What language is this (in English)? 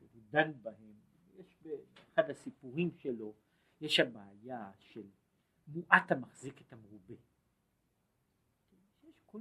Hebrew